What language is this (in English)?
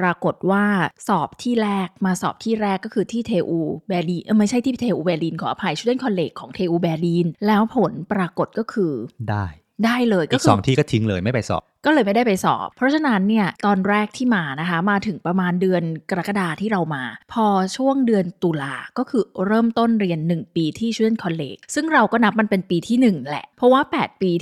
Thai